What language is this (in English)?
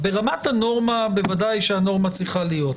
Hebrew